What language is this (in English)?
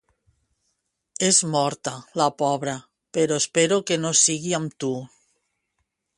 Catalan